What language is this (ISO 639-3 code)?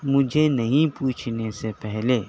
urd